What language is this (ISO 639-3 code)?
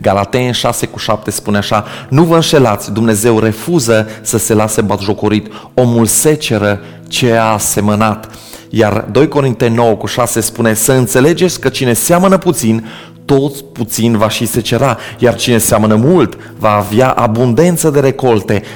ron